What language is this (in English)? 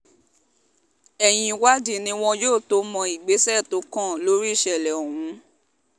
Yoruba